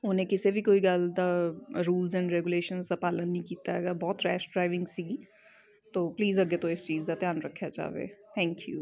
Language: Punjabi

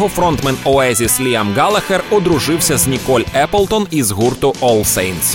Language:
Ukrainian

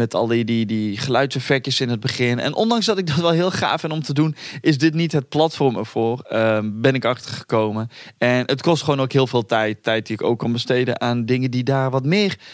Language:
Dutch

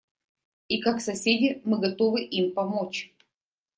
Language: Russian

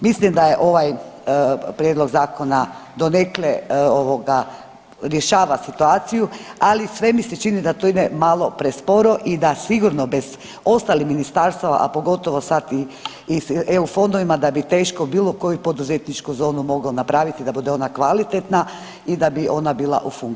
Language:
Croatian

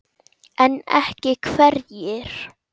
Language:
Icelandic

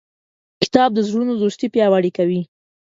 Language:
Pashto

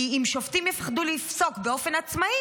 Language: Hebrew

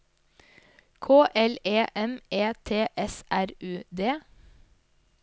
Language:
Norwegian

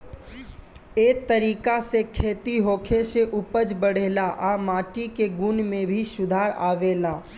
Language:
Bhojpuri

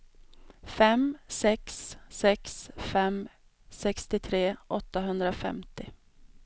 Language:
Swedish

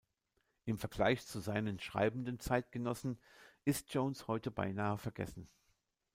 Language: German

